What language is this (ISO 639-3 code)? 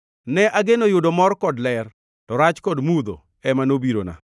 luo